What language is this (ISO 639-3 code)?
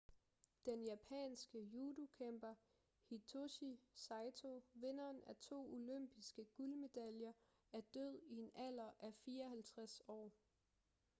dan